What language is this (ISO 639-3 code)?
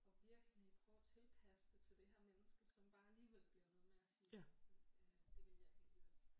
dan